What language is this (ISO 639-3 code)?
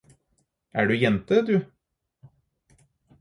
nob